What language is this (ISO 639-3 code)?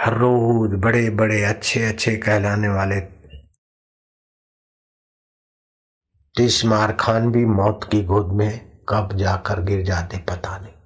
hin